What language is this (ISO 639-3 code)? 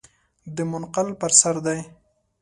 pus